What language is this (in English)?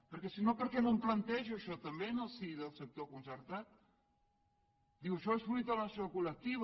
Catalan